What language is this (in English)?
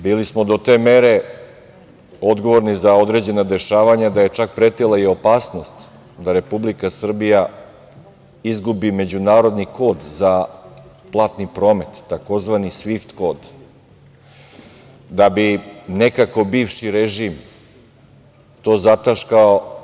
Serbian